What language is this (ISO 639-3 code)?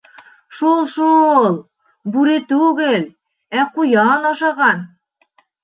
bak